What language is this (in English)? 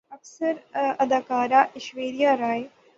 Urdu